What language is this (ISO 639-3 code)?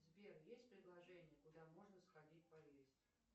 rus